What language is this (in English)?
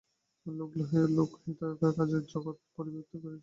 Bangla